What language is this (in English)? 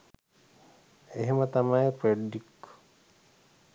Sinhala